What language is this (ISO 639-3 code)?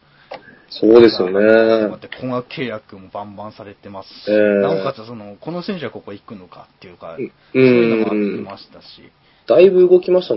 jpn